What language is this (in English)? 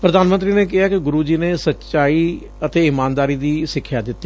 Punjabi